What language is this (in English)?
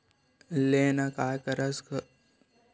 Chhattisgarhi